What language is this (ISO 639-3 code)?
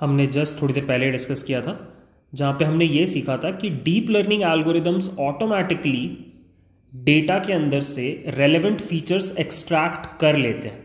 hin